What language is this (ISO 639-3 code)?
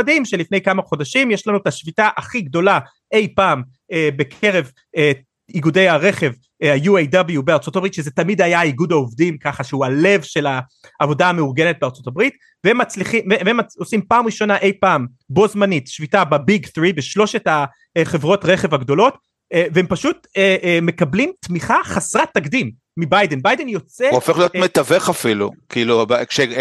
heb